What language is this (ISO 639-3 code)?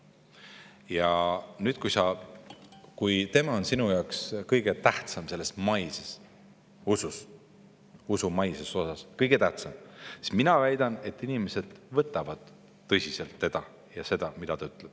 est